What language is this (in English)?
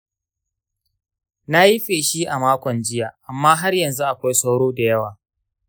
Hausa